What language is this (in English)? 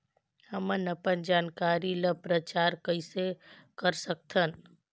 Chhattisgarhi